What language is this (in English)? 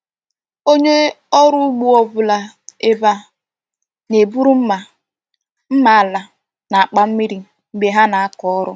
Igbo